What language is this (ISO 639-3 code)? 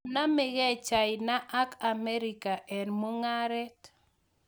kln